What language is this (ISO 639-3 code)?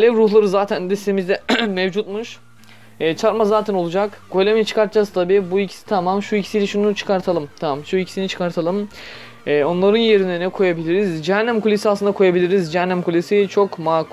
tur